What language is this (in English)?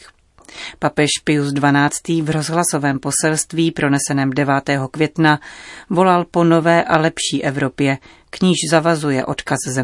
Czech